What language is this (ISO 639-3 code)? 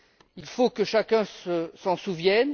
fra